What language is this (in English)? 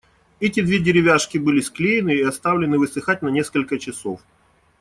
Russian